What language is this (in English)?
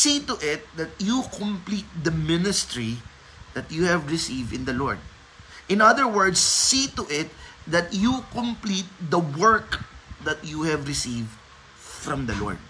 Filipino